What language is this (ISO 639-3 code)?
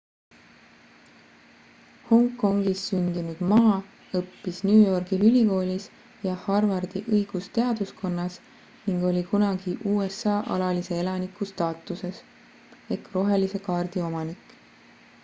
est